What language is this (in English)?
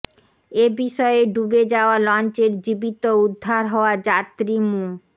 Bangla